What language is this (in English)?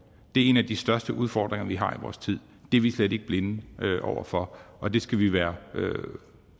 Danish